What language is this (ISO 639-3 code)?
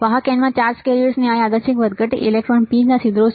guj